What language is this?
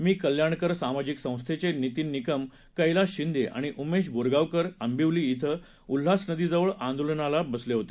Marathi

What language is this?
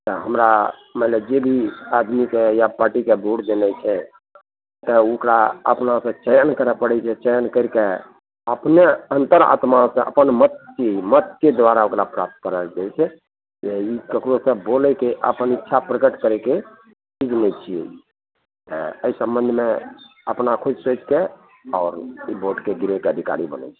Maithili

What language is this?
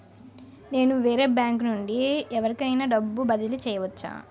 Telugu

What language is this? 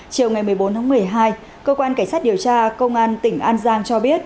Vietnamese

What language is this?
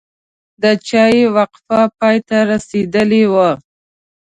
Pashto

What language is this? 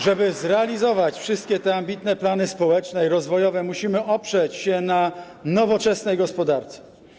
Polish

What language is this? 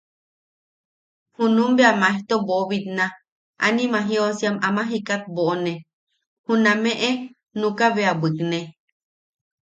Yaqui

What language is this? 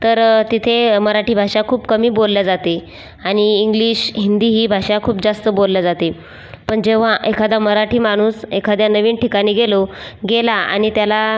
Marathi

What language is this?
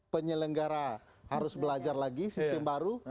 Indonesian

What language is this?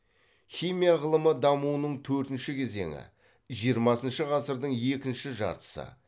Kazakh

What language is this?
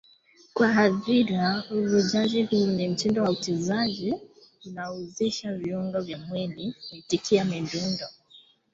Swahili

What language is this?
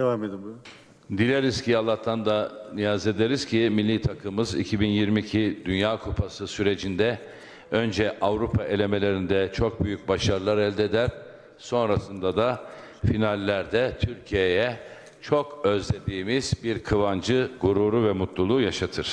Turkish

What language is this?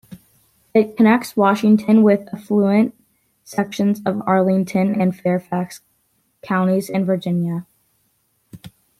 English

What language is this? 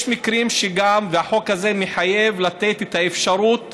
Hebrew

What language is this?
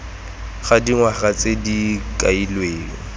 Tswana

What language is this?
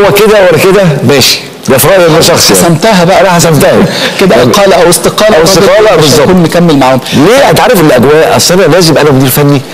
Arabic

